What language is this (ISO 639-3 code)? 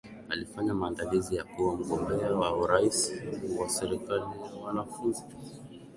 swa